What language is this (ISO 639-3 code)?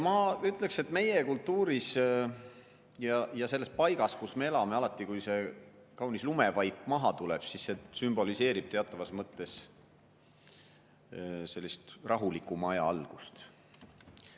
est